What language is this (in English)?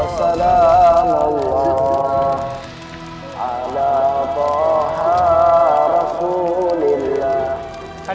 Indonesian